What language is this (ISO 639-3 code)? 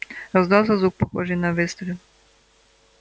rus